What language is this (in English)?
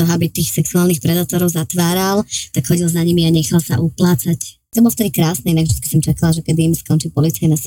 Slovak